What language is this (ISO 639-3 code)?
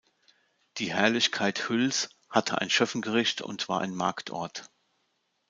deu